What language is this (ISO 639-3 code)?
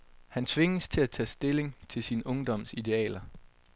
dan